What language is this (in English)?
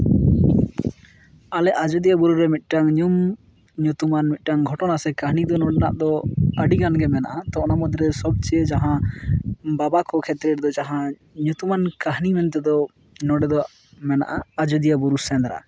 Santali